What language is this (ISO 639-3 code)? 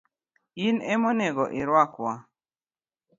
luo